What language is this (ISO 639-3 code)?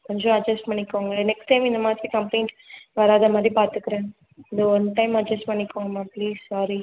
tam